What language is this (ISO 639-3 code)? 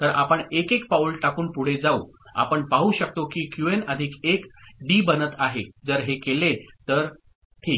mar